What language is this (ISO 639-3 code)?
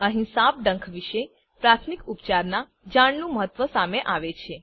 guj